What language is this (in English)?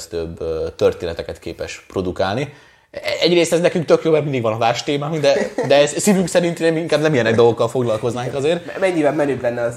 Hungarian